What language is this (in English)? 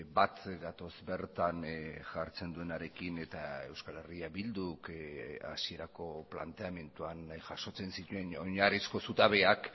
Basque